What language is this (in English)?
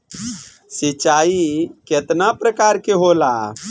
Bhojpuri